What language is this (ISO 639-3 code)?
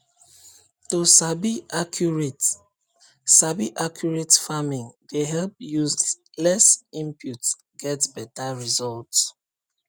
pcm